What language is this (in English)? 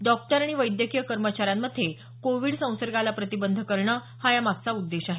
Marathi